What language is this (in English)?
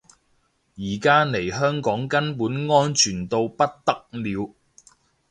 Cantonese